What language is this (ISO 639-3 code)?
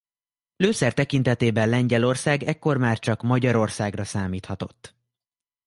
hun